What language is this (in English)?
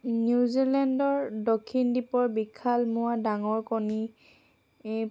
Assamese